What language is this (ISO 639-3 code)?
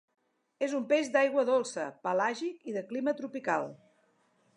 cat